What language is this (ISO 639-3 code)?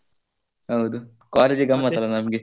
kan